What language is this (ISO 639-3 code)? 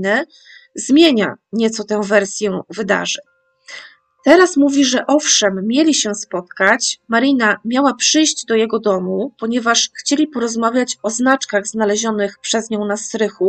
pol